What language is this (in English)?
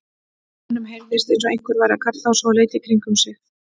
Icelandic